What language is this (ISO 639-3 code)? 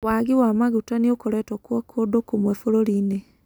kik